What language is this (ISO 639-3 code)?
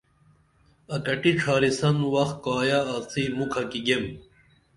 dml